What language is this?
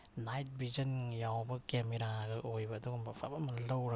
Manipuri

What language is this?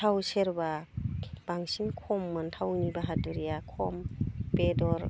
Bodo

